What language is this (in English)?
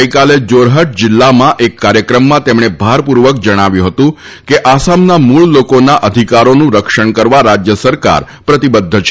Gujarati